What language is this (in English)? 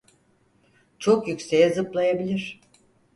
Turkish